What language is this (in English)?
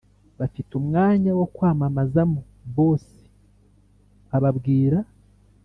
Kinyarwanda